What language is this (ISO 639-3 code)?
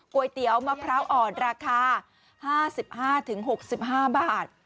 tha